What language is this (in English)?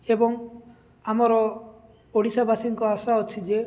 Odia